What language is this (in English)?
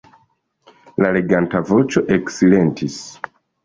Esperanto